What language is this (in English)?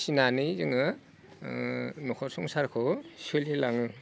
Bodo